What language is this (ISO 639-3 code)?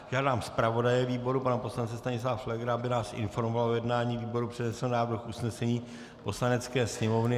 ces